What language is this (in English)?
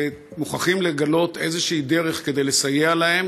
Hebrew